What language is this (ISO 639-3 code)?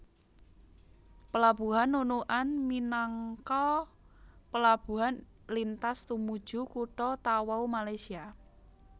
jav